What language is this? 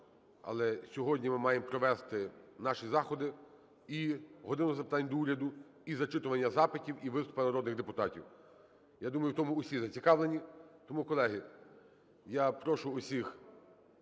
Ukrainian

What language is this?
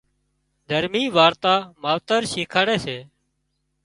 Wadiyara Koli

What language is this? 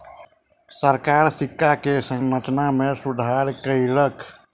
Maithili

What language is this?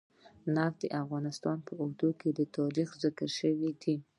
Pashto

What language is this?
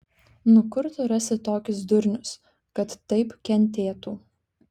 Lithuanian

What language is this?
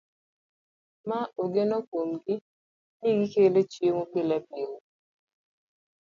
Luo (Kenya and Tanzania)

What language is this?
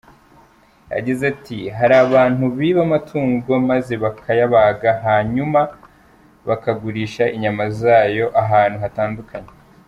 Kinyarwanda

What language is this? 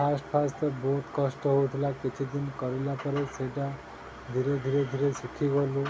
Odia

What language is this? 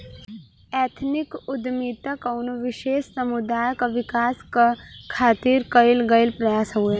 Bhojpuri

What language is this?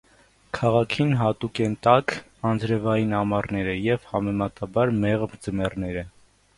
Armenian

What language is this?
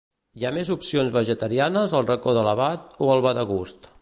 Catalan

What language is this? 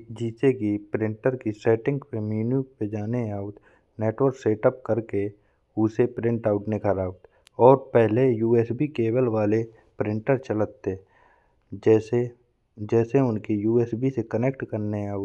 Bundeli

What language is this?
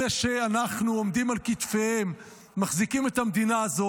Hebrew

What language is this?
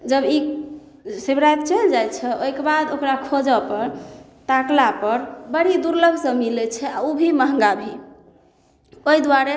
Maithili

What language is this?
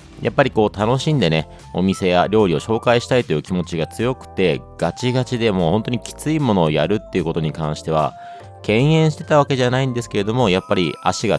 Japanese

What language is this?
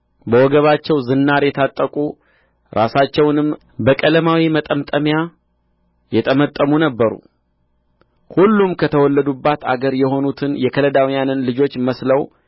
Amharic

